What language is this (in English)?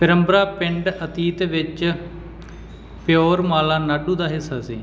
Punjabi